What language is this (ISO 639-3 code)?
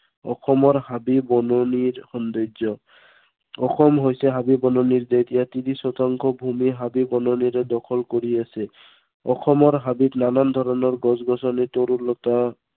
asm